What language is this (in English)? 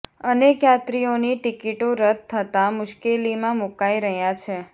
Gujarati